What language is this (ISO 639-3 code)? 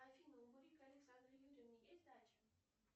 rus